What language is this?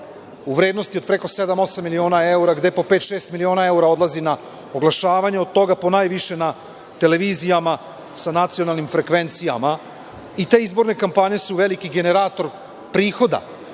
Serbian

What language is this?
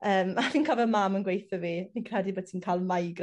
Welsh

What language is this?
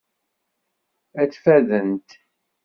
Kabyle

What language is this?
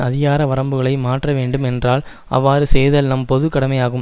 Tamil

